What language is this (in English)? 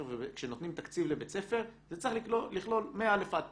Hebrew